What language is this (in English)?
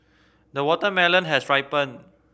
English